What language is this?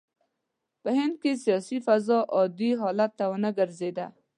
Pashto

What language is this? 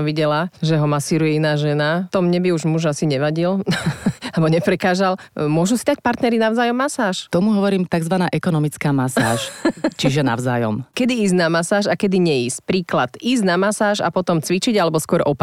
Slovak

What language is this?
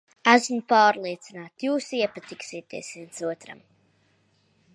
Latvian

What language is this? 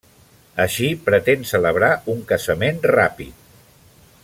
Catalan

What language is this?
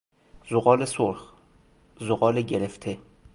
Persian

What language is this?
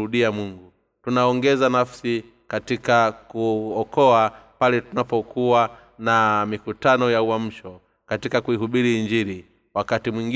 Swahili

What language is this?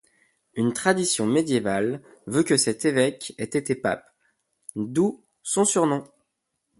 French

